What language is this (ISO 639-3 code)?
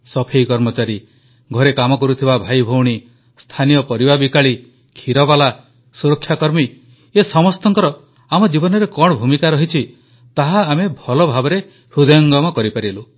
ori